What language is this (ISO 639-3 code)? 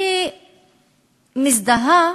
heb